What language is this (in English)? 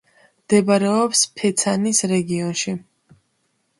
Georgian